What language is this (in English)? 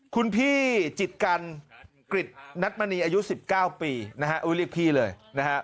Thai